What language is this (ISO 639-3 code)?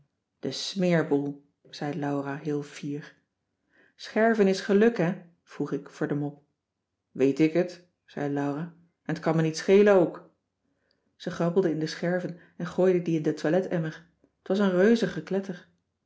nld